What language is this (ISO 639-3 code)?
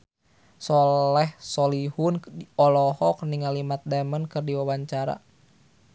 sun